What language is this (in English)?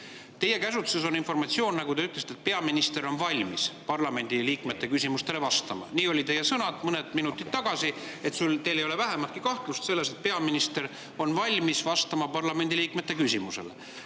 Estonian